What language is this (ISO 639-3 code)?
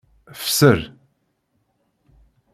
kab